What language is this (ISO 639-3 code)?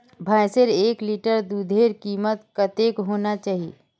mag